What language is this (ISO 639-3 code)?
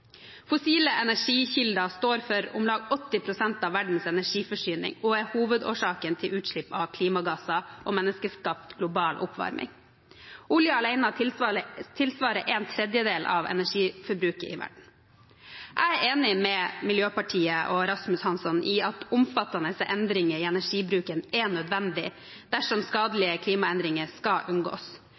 nob